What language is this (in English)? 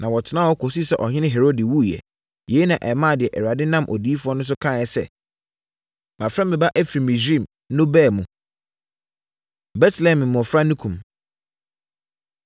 Akan